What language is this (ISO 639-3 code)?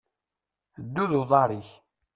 kab